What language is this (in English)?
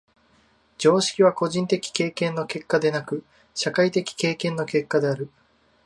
Japanese